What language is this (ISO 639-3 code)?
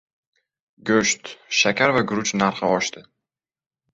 uzb